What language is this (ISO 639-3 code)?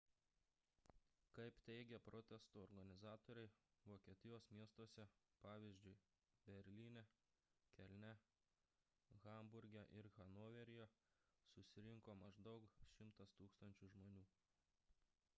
lit